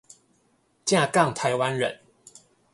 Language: Chinese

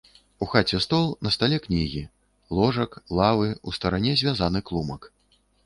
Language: Belarusian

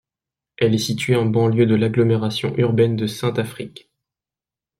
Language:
French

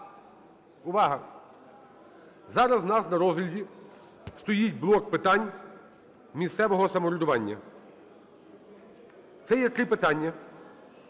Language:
Ukrainian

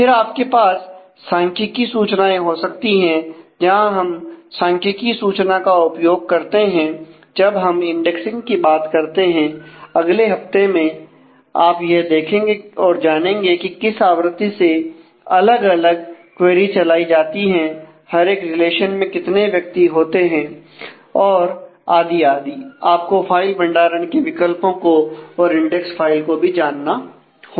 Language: Hindi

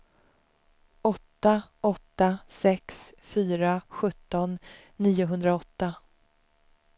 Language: Swedish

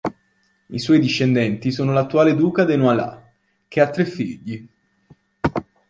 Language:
Italian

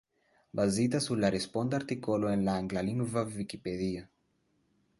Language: Esperanto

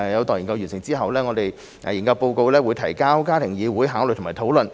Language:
Cantonese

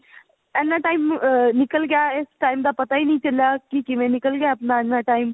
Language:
Punjabi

